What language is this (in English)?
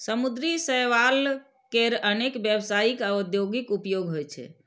Maithili